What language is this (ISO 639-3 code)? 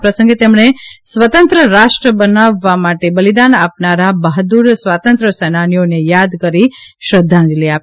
guj